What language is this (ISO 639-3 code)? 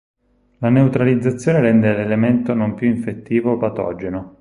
ita